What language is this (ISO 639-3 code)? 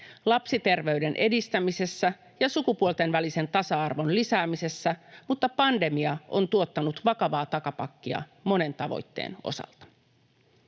fin